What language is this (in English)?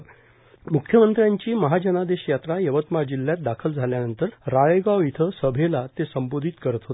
Marathi